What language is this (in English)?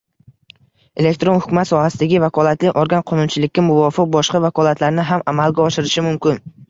Uzbek